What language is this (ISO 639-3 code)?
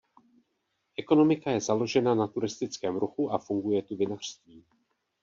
ces